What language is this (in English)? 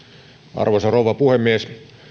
Finnish